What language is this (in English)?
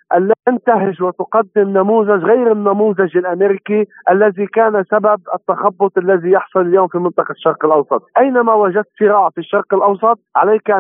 Arabic